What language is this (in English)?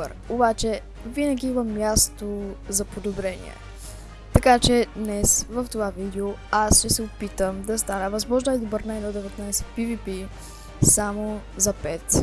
Bulgarian